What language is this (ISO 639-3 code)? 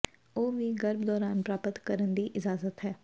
pan